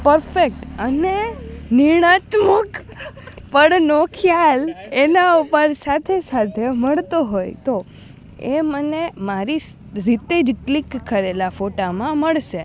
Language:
Gujarati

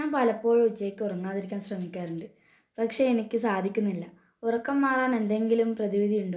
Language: Malayalam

